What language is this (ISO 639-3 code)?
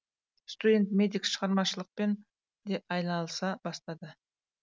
kaz